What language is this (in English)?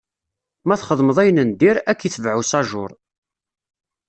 Kabyle